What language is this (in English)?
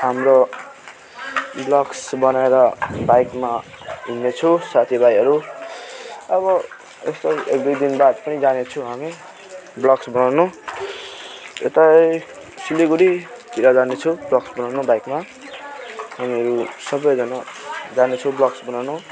Nepali